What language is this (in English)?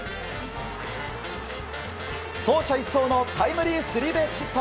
Japanese